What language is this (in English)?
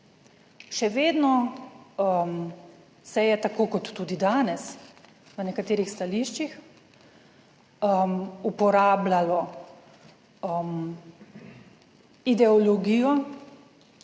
Slovenian